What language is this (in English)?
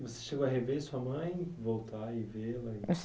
Portuguese